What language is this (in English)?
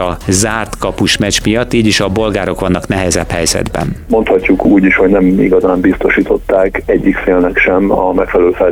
Hungarian